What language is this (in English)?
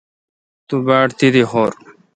Kalkoti